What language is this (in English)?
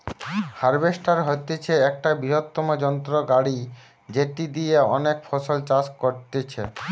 Bangla